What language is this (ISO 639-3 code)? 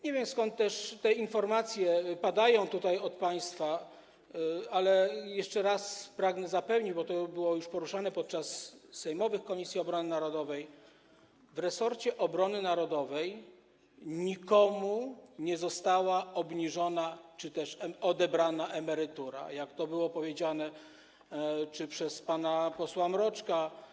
pol